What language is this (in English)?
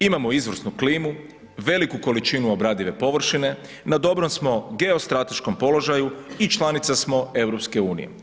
Croatian